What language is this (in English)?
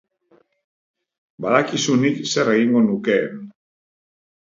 Basque